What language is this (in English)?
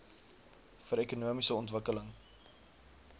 Afrikaans